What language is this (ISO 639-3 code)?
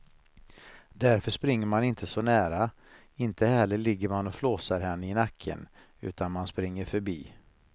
swe